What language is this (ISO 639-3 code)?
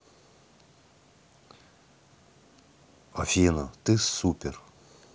rus